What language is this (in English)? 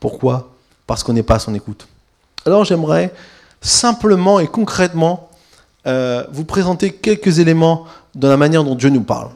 French